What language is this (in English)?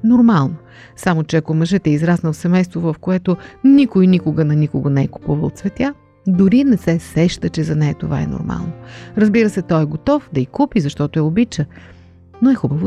Bulgarian